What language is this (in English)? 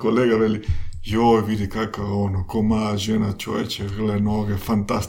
Croatian